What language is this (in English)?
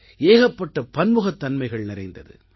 Tamil